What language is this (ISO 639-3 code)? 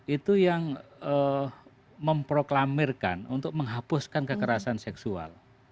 ind